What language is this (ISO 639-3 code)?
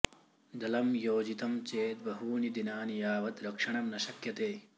san